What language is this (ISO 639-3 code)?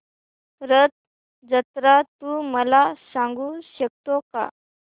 mar